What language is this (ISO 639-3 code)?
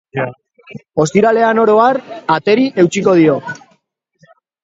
eus